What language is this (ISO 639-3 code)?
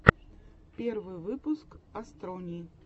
rus